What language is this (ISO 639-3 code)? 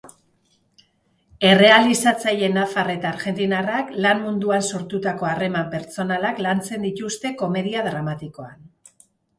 eus